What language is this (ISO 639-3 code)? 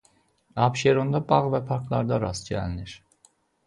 aze